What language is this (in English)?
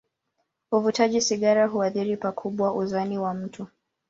Swahili